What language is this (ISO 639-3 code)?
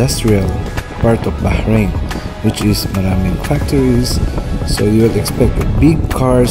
fil